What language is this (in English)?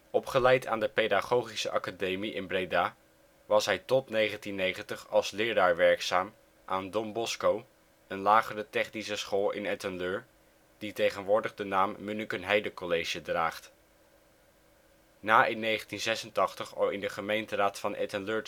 Dutch